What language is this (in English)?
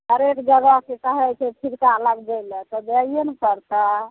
Maithili